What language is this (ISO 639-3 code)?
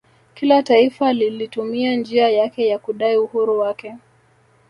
swa